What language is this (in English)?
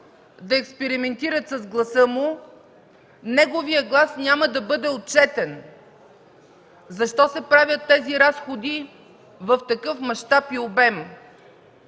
Bulgarian